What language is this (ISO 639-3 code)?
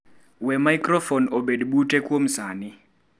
luo